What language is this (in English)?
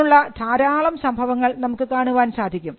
Malayalam